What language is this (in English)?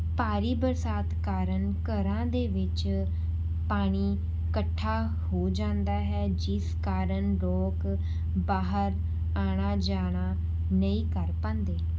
Punjabi